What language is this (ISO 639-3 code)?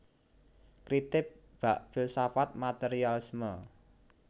jav